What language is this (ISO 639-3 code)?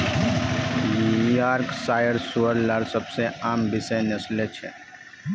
mag